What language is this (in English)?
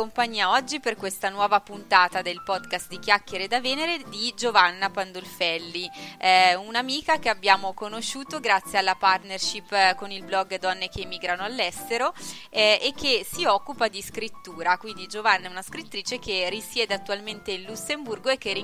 Italian